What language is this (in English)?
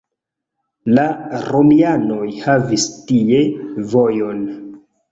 Esperanto